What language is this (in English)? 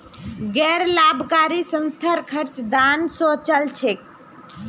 Magahi